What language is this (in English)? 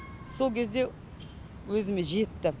Kazakh